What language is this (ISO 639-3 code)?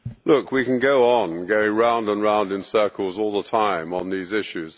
eng